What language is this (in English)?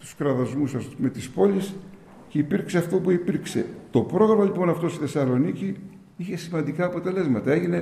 Greek